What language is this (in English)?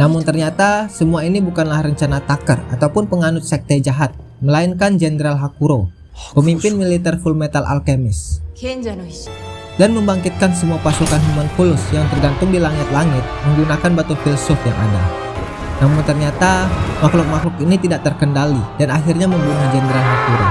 Indonesian